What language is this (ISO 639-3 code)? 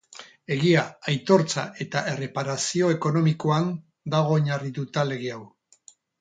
eus